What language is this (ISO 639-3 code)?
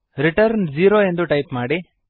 kan